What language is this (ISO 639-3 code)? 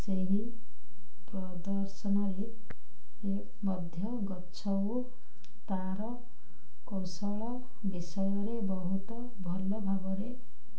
ori